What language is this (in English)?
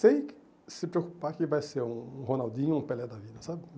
Portuguese